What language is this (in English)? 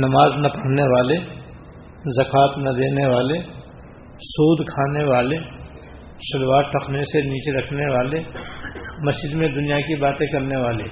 Urdu